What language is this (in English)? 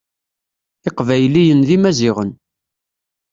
Kabyle